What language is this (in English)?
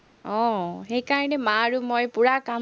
Assamese